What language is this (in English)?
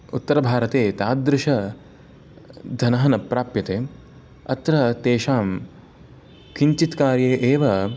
Sanskrit